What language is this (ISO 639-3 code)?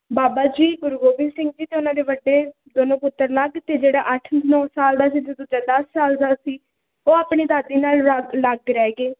pan